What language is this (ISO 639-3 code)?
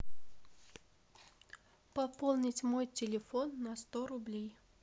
rus